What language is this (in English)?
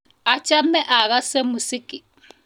Kalenjin